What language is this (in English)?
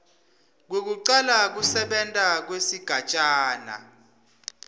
Swati